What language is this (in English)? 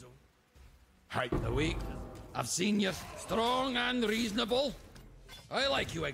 Hungarian